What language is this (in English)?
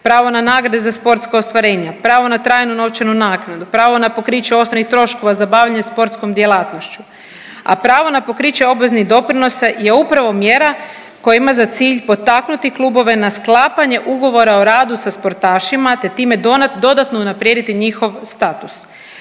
Croatian